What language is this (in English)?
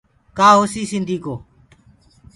Gurgula